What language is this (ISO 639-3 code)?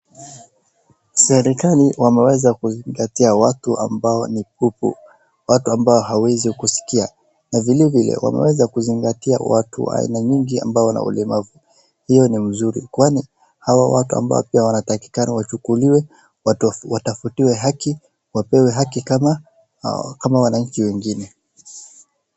swa